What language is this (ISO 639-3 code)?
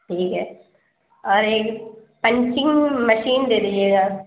urd